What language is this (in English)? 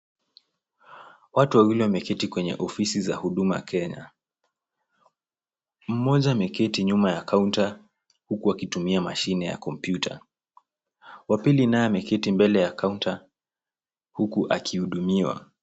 Swahili